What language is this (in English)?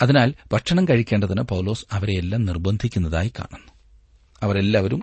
Malayalam